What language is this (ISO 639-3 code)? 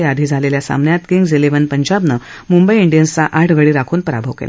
mar